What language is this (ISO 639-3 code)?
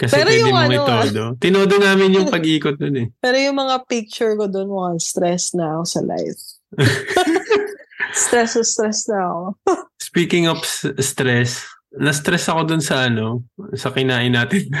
fil